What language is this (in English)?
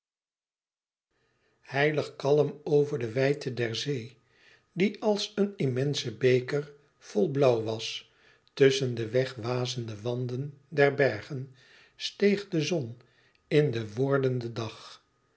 Dutch